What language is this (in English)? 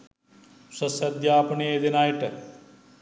Sinhala